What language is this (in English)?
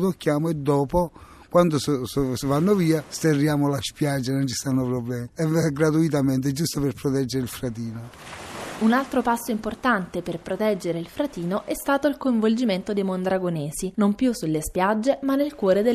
Italian